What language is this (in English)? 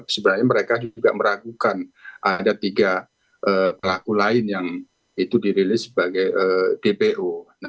Indonesian